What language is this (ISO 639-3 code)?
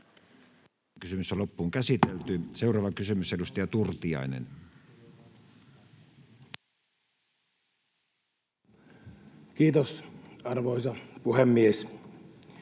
fin